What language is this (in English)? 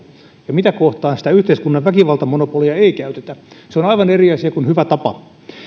Finnish